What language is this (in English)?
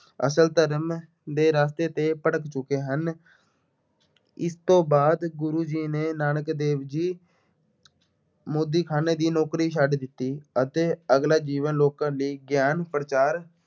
Punjabi